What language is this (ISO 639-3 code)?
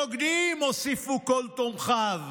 heb